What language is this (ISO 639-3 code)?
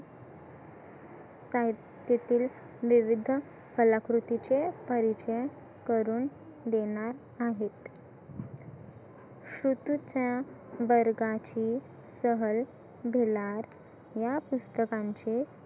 mar